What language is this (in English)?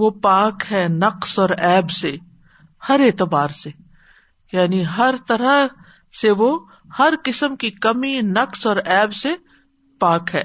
Urdu